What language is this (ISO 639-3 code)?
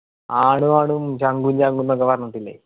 mal